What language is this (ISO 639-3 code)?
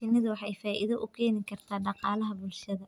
som